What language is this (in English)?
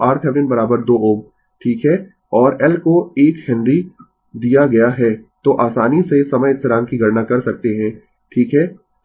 Hindi